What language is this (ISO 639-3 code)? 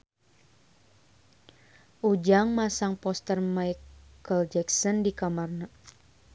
sun